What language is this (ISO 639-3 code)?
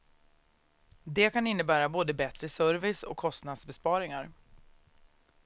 swe